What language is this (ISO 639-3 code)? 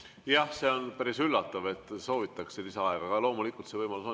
est